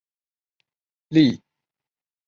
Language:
Chinese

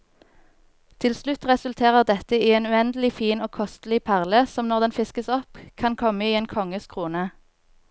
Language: Norwegian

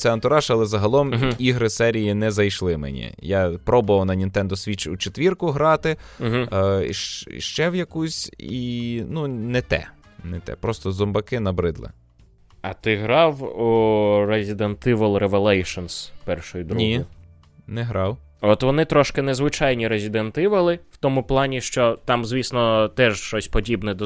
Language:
Ukrainian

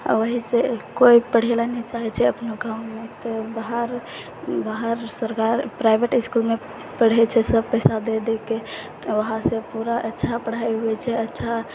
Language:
Maithili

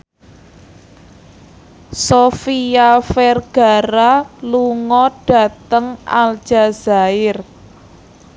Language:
Javanese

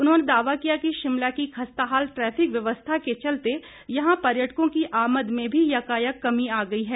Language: Hindi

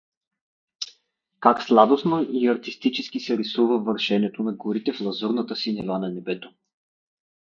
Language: Bulgarian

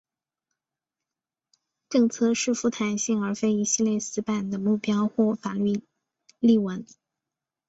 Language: Chinese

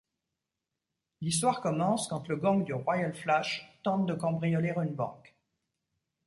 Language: French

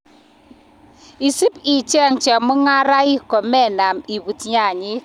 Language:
Kalenjin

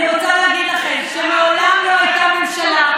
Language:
Hebrew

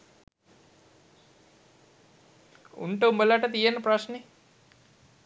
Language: Sinhala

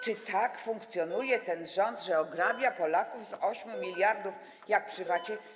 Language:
Polish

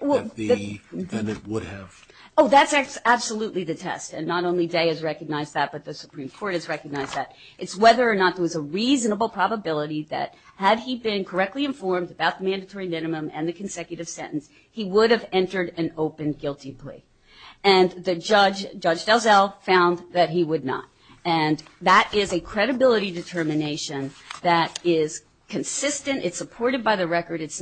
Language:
English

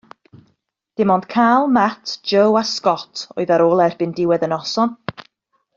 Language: Welsh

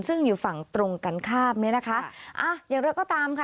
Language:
Thai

